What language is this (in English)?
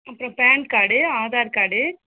Tamil